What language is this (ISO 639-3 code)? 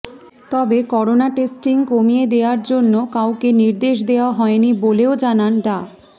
ben